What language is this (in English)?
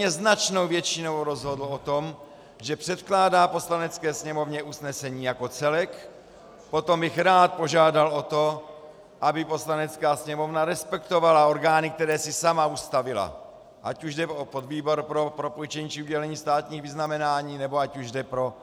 Czech